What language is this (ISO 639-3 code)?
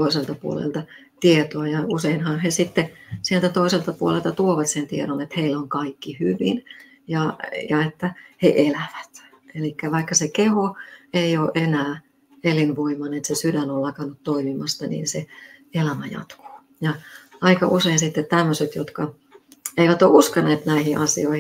fin